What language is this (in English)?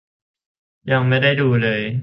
Thai